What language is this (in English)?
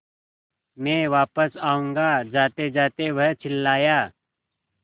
Hindi